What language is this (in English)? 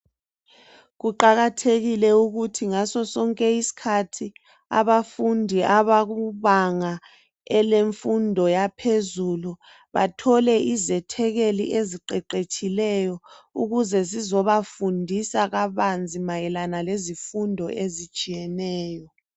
North Ndebele